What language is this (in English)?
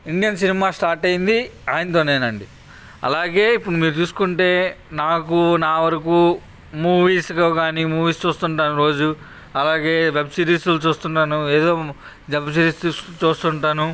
Telugu